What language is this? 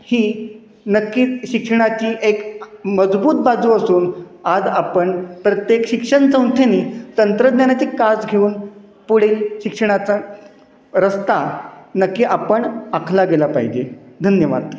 Marathi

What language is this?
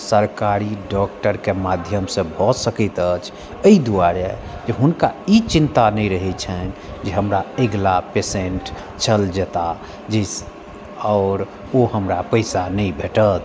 Maithili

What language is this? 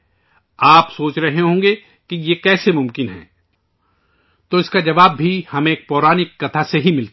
Urdu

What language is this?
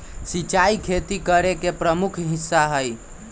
Magahi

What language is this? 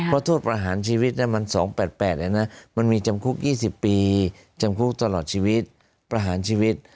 Thai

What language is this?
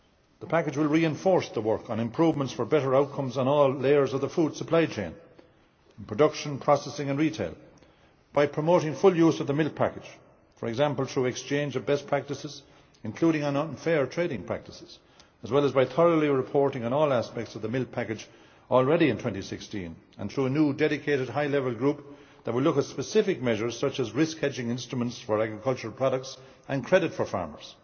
English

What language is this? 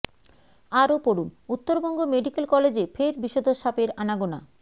Bangla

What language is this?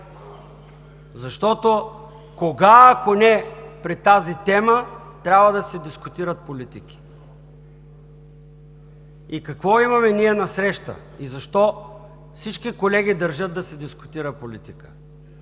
Bulgarian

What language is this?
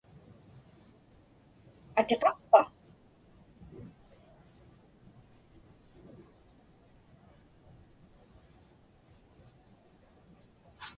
Inupiaq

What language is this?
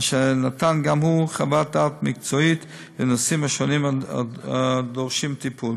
Hebrew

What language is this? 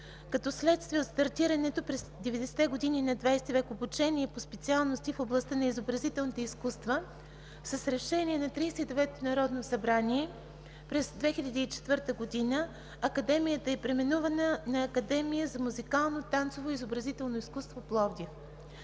Bulgarian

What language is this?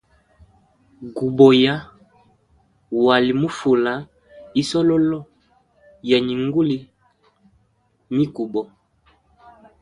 Hemba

